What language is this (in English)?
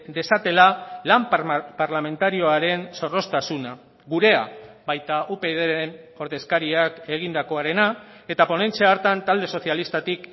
Basque